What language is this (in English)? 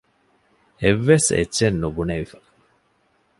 Divehi